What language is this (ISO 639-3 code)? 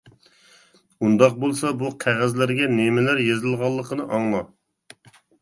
uig